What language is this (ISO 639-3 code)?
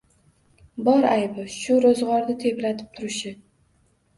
uzb